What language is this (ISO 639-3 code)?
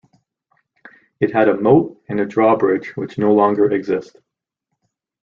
eng